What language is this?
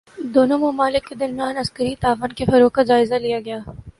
Urdu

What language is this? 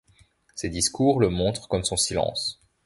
French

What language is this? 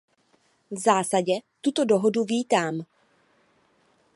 Czech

